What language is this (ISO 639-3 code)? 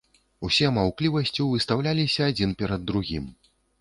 bel